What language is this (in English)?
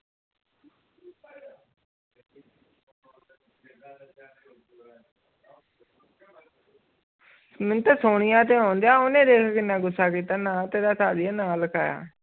Punjabi